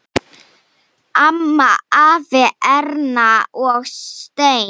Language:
Icelandic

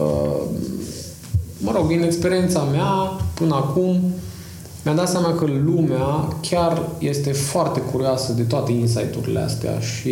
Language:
Romanian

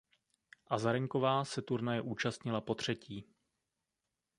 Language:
Czech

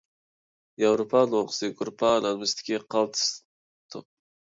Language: Uyghur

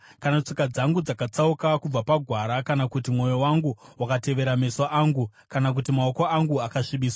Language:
Shona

